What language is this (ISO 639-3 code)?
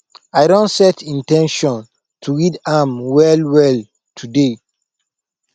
pcm